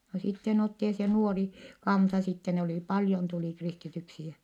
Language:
Finnish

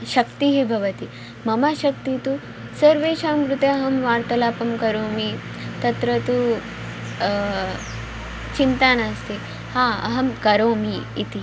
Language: Sanskrit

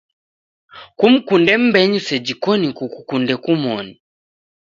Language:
Taita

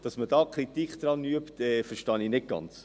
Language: Swiss German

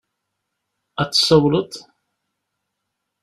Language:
Kabyle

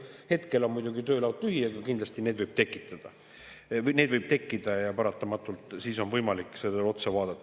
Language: Estonian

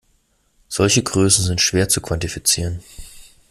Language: German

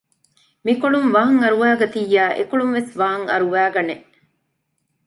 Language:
Divehi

